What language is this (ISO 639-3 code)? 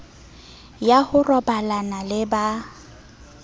sot